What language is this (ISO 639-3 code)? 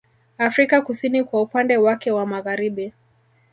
swa